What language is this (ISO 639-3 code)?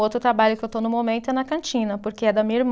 por